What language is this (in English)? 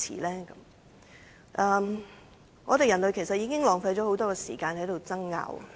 Cantonese